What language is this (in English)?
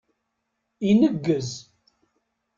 Kabyle